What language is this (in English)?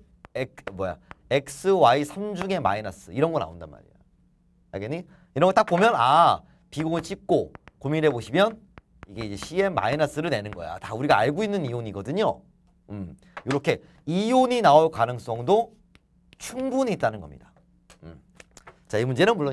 Korean